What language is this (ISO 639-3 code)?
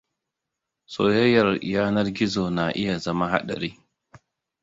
hau